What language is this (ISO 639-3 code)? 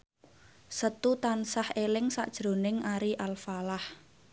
jav